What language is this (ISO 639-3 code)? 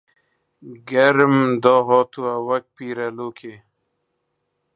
ckb